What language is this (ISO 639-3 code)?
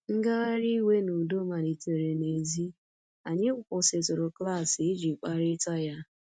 ibo